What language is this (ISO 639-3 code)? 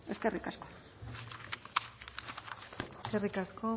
eus